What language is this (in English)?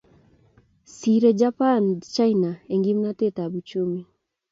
Kalenjin